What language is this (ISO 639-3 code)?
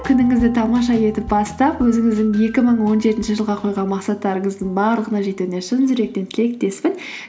kaz